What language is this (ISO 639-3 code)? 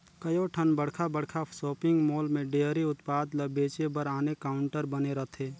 hne